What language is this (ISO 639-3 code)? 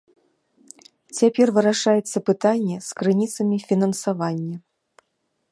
bel